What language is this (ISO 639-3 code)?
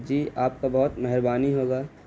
urd